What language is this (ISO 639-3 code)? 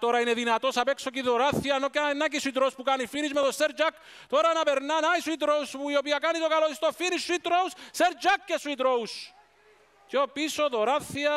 ell